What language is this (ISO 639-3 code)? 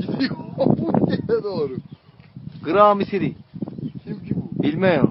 tur